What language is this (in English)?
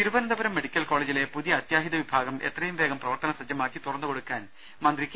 Malayalam